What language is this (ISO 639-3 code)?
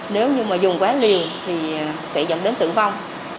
vie